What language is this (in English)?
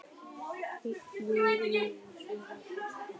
Icelandic